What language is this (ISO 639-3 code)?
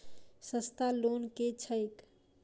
mai